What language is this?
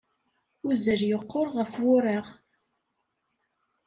Kabyle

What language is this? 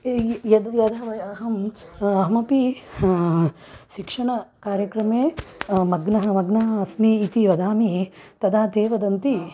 Sanskrit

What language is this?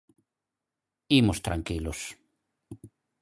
Galician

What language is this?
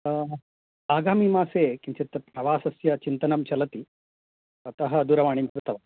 Sanskrit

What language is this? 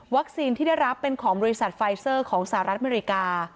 Thai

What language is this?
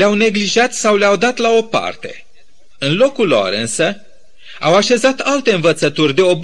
Romanian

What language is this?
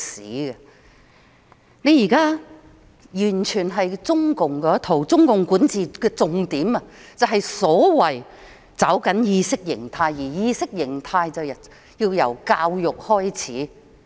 Cantonese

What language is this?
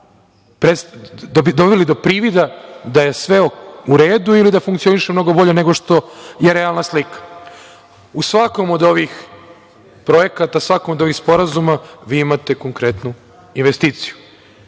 Serbian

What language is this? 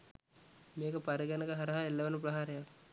Sinhala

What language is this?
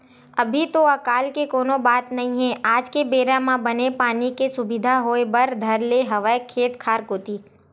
Chhattisgarhi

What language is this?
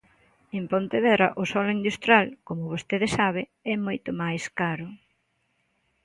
Galician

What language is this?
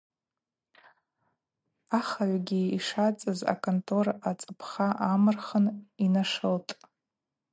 Abaza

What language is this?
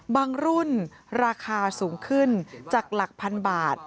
Thai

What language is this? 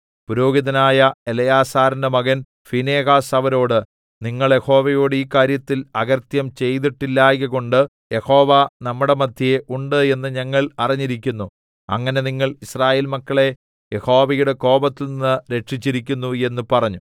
Malayalam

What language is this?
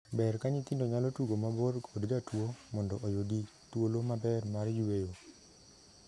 Luo (Kenya and Tanzania)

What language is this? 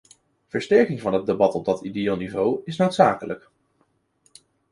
Dutch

